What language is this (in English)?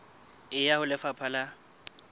Southern Sotho